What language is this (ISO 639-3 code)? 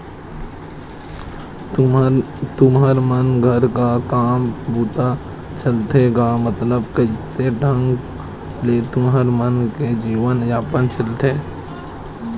hne